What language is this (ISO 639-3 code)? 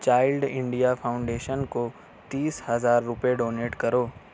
urd